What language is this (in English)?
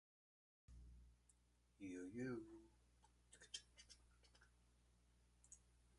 English